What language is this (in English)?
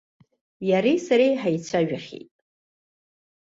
Abkhazian